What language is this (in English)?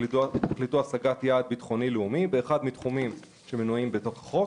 Hebrew